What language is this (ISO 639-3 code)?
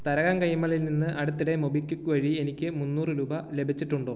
mal